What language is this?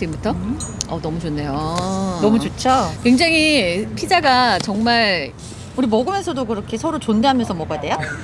Korean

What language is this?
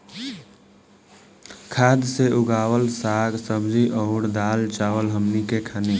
Bhojpuri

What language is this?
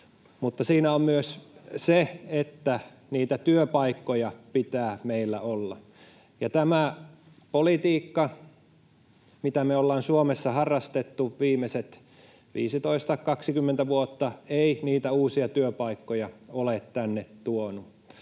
Finnish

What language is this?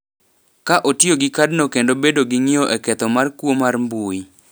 Luo (Kenya and Tanzania)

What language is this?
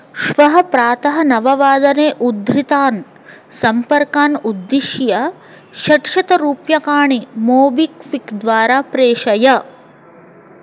Sanskrit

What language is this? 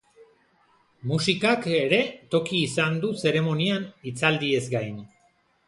Basque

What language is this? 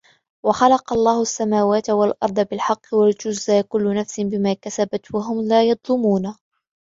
Arabic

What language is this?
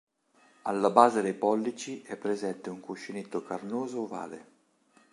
Italian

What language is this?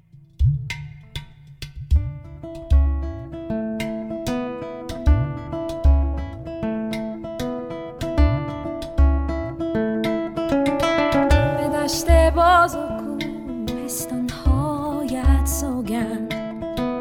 Persian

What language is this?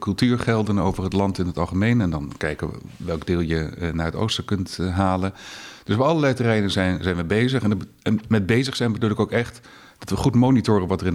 Dutch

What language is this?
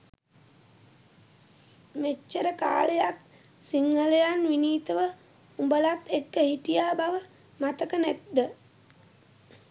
Sinhala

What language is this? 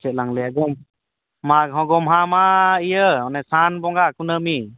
Santali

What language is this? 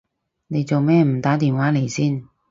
Cantonese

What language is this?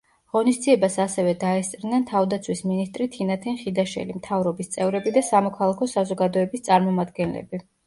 Georgian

